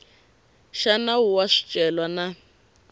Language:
Tsonga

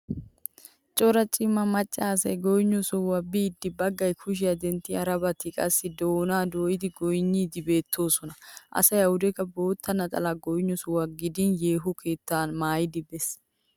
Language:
Wolaytta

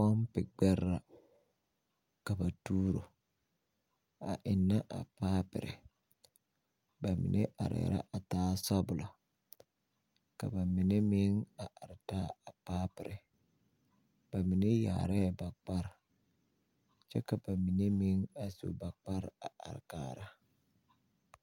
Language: Southern Dagaare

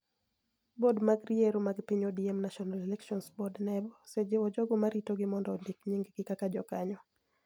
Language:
Luo (Kenya and Tanzania)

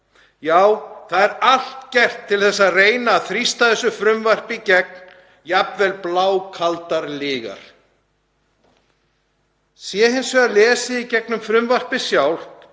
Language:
Icelandic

